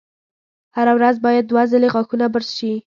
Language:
Pashto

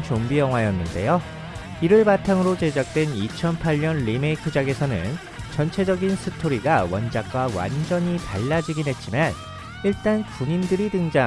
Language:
Korean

